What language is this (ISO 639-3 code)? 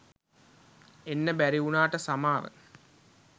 sin